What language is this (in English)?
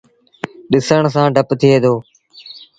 Sindhi Bhil